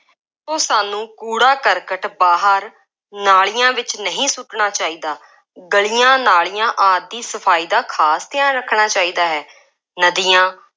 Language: Punjabi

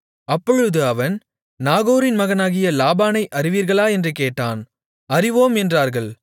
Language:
Tamil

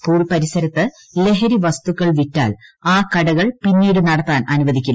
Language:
Malayalam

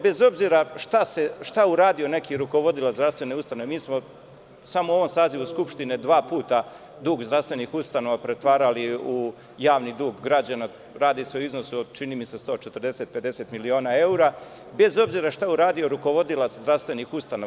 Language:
Serbian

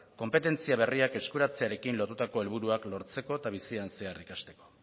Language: Basque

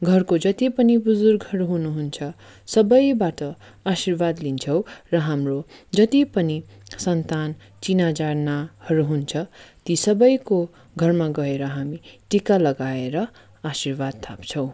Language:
Nepali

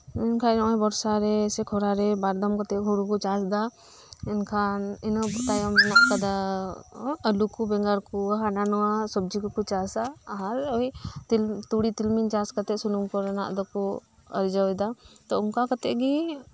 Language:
Santali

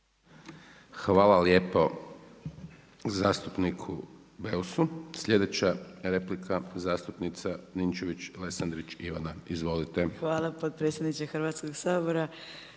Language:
Croatian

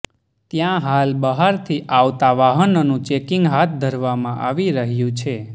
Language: Gujarati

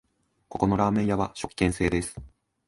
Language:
Japanese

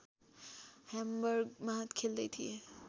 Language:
Nepali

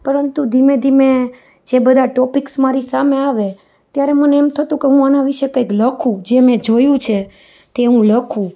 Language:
Gujarati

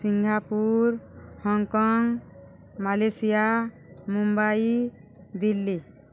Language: Odia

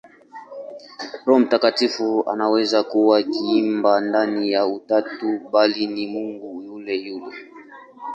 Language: Swahili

